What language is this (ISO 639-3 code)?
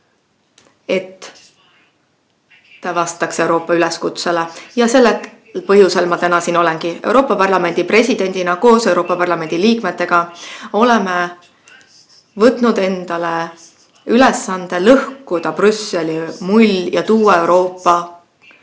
est